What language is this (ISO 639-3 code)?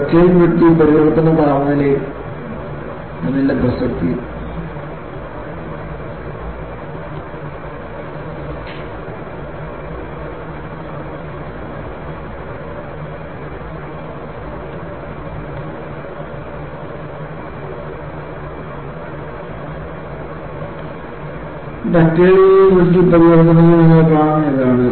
mal